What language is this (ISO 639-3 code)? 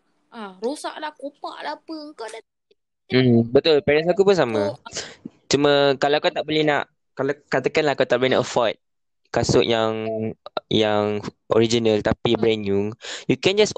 msa